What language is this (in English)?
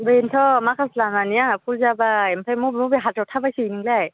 Bodo